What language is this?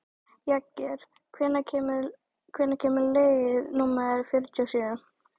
Icelandic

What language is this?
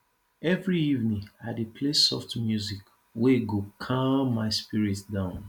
Nigerian Pidgin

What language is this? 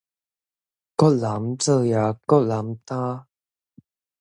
Min Nan Chinese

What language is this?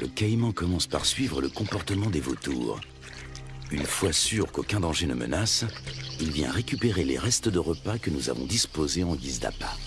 French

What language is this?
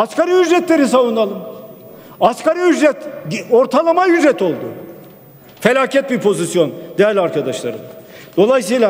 Turkish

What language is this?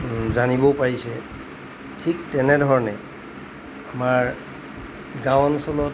Assamese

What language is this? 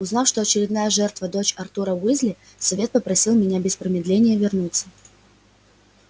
Russian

